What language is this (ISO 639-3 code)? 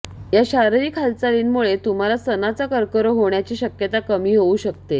mar